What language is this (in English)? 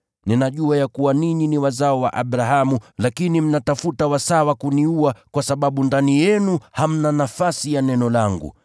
Swahili